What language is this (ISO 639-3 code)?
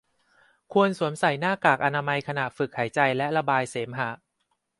tha